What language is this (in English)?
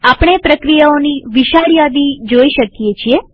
Gujarati